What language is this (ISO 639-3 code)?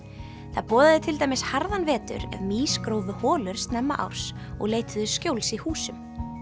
isl